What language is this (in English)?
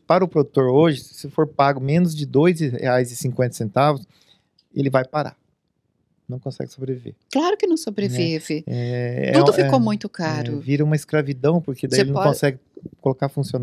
Portuguese